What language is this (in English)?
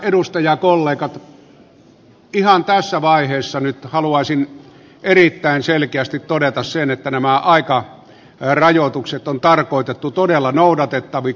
Finnish